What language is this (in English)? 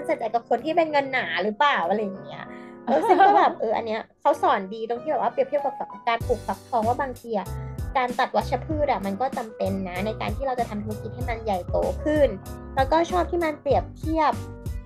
Thai